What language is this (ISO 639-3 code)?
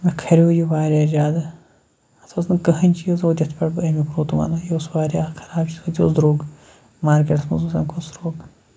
kas